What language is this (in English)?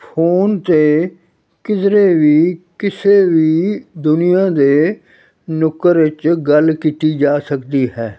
Punjabi